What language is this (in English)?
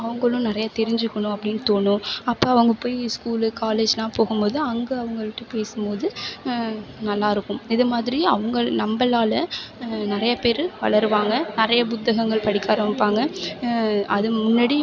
Tamil